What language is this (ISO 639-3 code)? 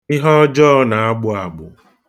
ibo